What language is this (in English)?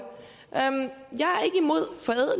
Danish